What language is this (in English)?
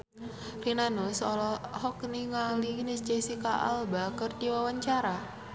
Sundanese